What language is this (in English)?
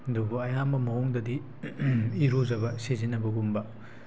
Manipuri